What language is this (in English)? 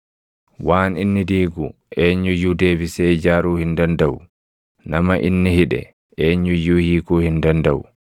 Oromo